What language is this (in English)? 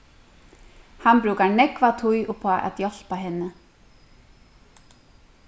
Faroese